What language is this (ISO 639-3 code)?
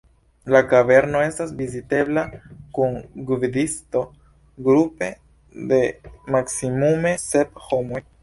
epo